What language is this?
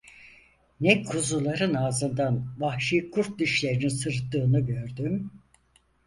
Turkish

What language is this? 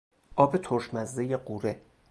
Persian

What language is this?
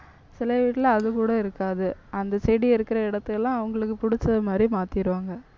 Tamil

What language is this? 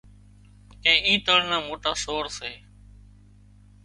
Wadiyara Koli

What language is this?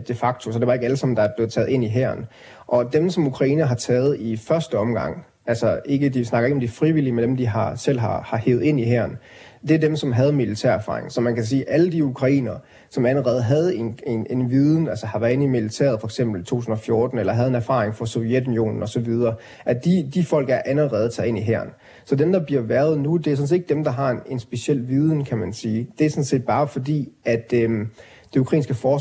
Danish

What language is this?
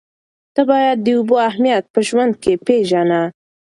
Pashto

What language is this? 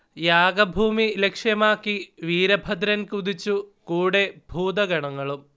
Malayalam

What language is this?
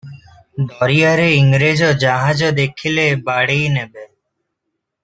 Odia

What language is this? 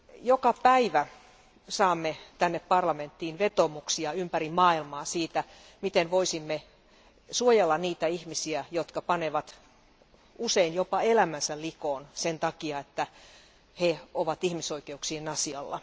Finnish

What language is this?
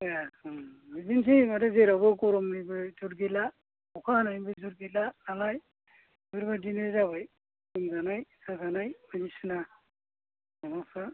Bodo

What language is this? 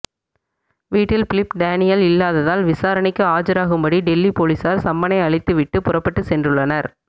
Tamil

